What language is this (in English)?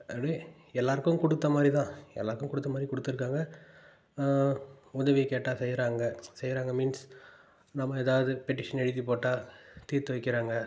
Tamil